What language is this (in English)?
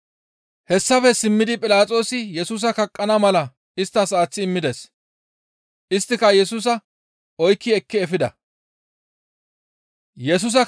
Gamo